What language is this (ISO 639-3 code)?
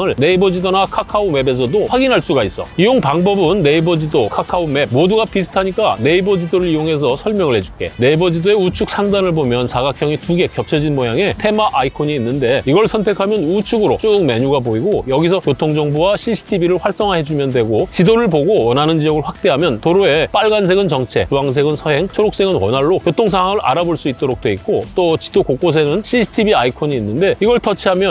kor